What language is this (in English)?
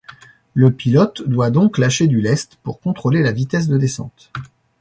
French